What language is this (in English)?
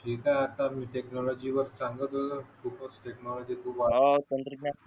Marathi